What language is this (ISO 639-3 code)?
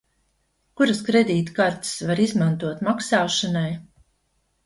lav